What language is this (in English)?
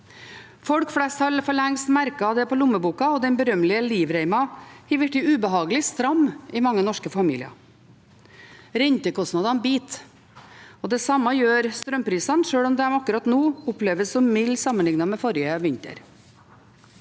Norwegian